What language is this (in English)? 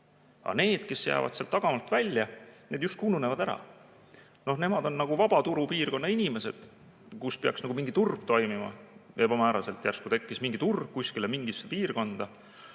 Estonian